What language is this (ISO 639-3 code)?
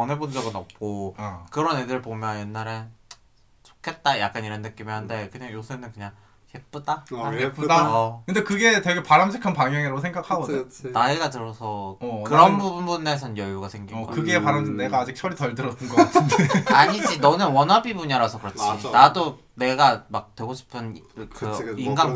kor